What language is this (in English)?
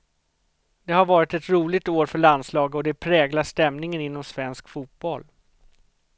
Swedish